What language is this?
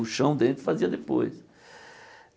Portuguese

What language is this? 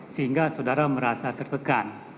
Indonesian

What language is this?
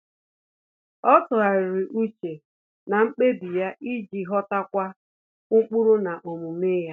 Igbo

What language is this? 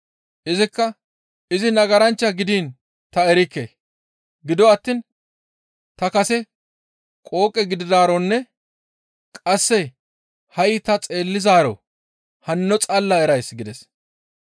Gamo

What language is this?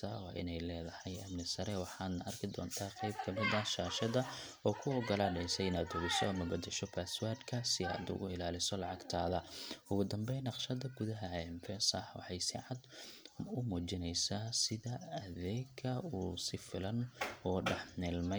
Somali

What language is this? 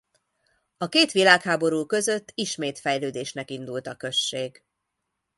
Hungarian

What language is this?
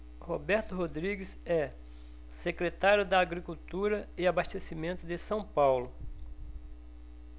Portuguese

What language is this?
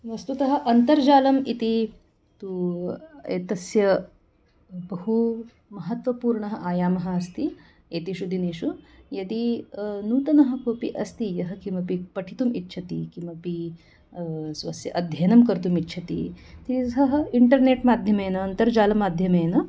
Sanskrit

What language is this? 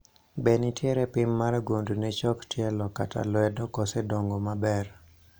Luo (Kenya and Tanzania)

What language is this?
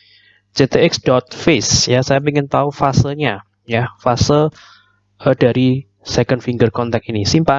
Indonesian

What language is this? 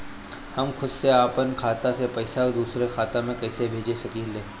Bhojpuri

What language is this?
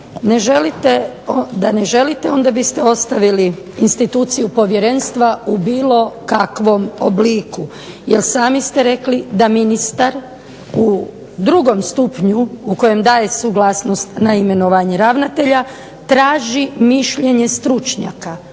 Croatian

